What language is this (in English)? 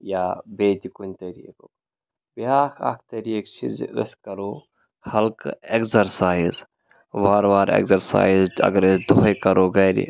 Kashmiri